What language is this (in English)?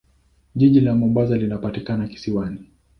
Swahili